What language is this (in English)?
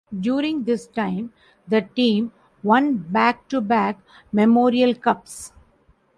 English